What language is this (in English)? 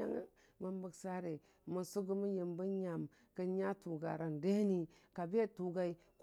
Dijim-Bwilim